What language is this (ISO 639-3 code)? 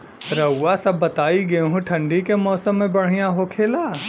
bho